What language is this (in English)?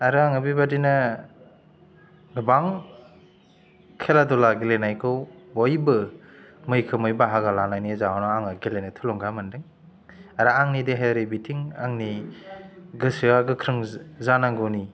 Bodo